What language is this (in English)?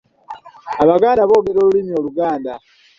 Ganda